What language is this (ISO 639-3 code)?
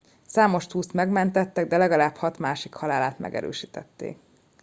hun